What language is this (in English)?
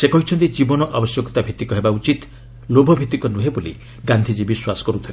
Odia